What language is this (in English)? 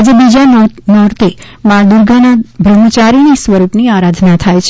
Gujarati